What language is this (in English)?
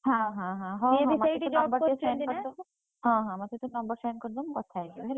Odia